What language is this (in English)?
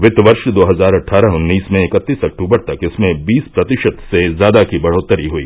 Hindi